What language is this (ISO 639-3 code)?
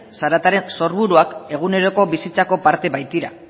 eus